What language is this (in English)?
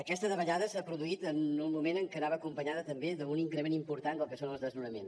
Catalan